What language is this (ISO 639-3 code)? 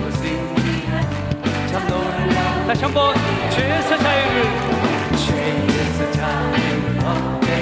kor